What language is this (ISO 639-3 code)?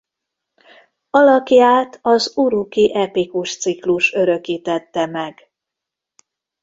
hun